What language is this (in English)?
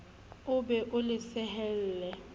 Southern Sotho